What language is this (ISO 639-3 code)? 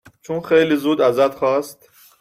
fas